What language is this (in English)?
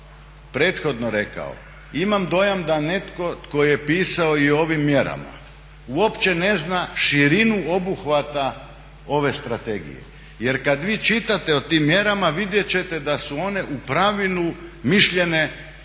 Croatian